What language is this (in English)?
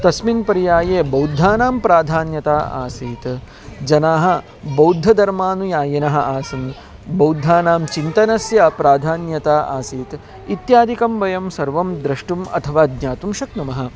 Sanskrit